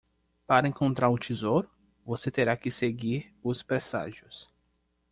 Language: Portuguese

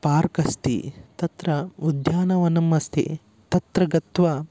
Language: Sanskrit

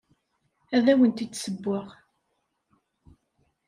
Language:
Kabyle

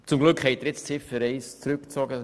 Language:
Swiss German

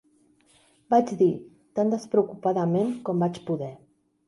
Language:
Catalan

